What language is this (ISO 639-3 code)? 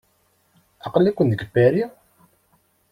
kab